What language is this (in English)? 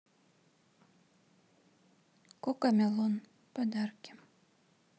Russian